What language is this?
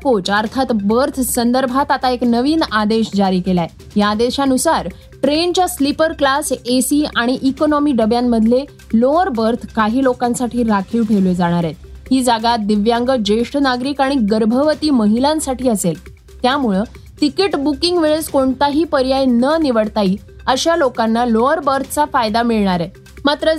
Marathi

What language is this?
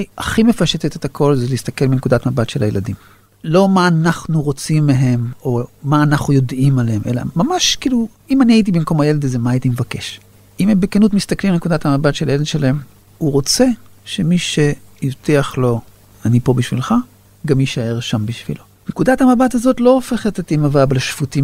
Hebrew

